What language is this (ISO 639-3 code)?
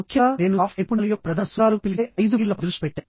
tel